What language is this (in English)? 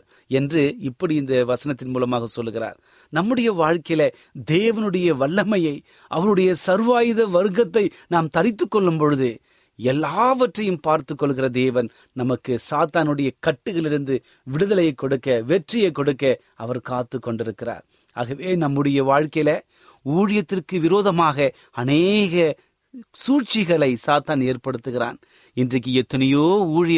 Tamil